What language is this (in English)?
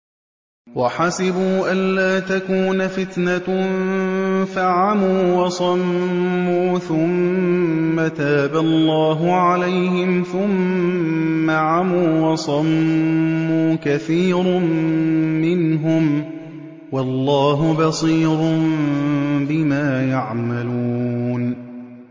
Arabic